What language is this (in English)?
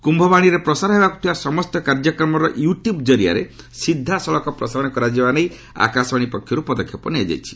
Odia